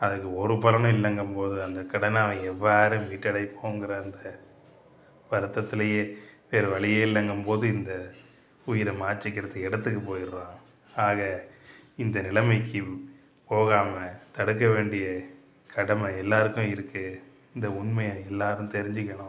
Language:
Tamil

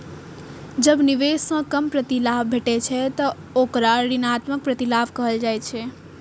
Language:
Maithili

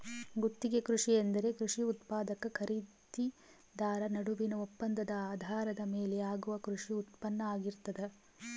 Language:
Kannada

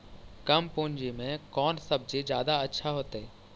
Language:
Magahi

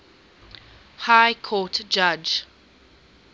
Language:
English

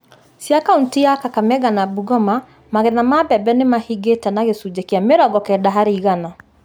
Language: Kikuyu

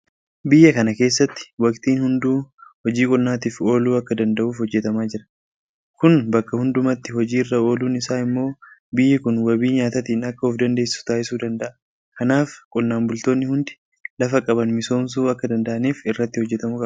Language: Oromo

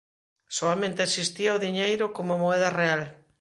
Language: Galician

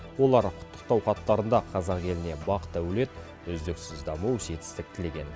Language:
Kazakh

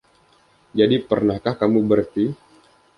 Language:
Indonesian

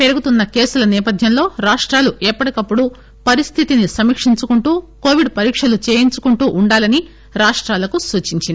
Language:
Telugu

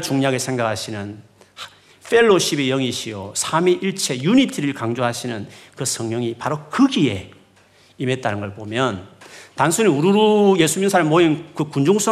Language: Korean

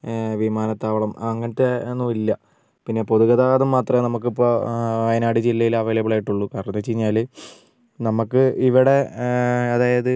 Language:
Malayalam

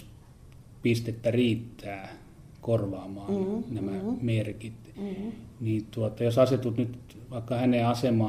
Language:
Finnish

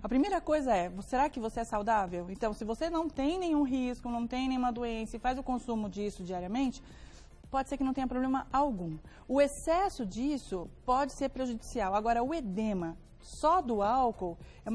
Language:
Portuguese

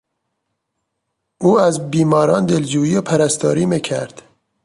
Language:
Persian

